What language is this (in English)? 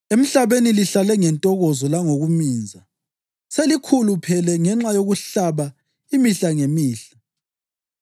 North Ndebele